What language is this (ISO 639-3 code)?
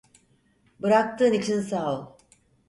tur